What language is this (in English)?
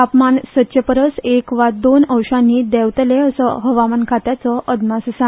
Konkani